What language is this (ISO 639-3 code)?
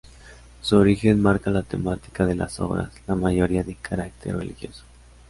spa